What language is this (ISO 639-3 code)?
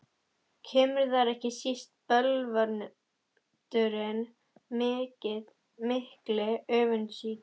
isl